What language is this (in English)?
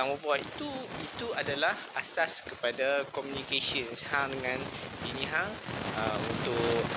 Malay